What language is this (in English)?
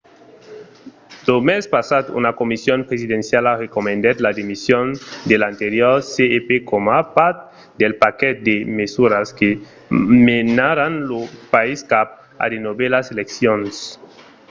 Occitan